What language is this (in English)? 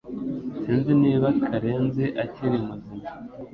Kinyarwanda